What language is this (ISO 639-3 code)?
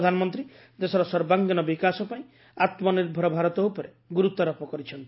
ori